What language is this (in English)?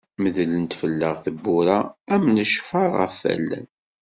Kabyle